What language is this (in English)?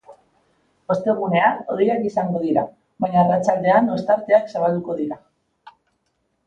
Basque